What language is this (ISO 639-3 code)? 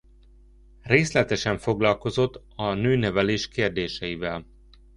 hun